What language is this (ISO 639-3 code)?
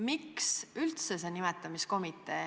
est